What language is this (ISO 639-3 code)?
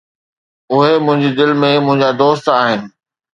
snd